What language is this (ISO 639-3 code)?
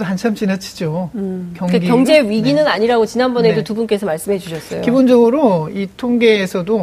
kor